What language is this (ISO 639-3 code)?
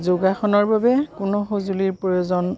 asm